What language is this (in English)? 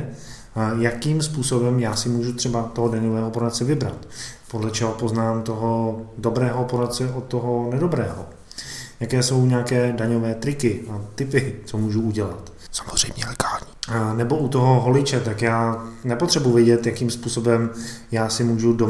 Czech